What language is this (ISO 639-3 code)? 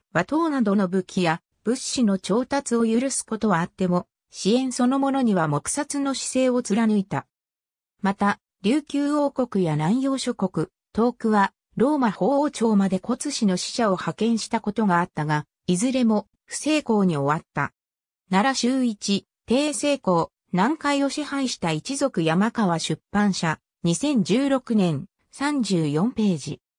jpn